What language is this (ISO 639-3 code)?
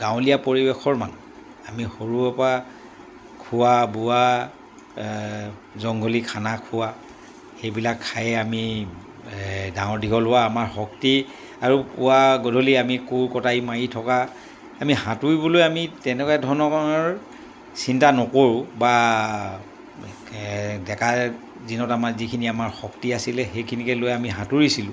asm